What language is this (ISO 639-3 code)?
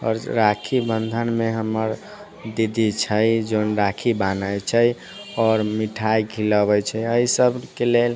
mai